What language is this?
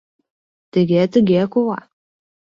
Mari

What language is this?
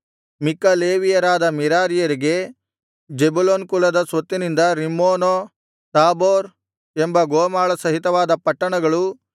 Kannada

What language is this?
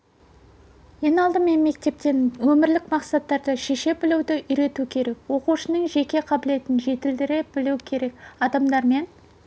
Kazakh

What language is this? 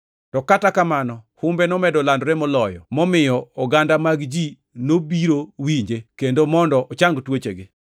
Luo (Kenya and Tanzania)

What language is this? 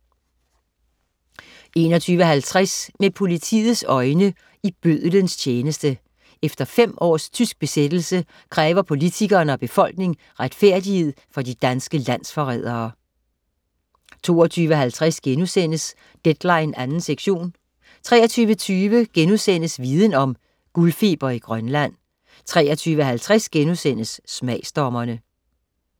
Danish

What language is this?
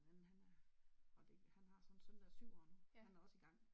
Danish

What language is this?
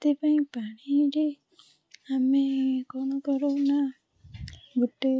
Odia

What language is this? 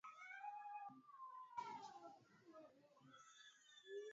Swahili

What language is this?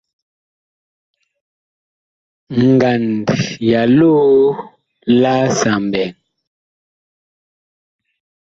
Bakoko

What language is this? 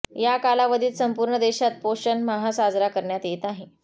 Marathi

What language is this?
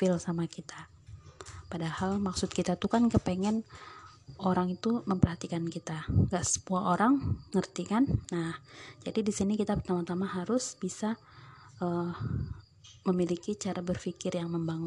Indonesian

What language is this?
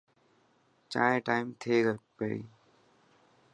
Dhatki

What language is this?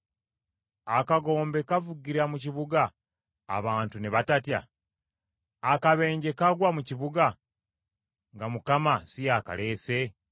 Ganda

